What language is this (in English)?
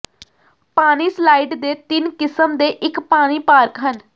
Punjabi